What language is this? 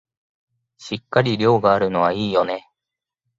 Japanese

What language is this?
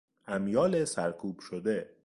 Persian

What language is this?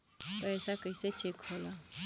Bhojpuri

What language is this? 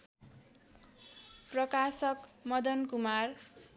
Nepali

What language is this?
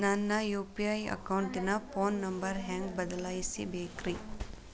Kannada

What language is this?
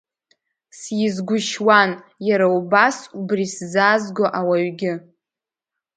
Abkhazian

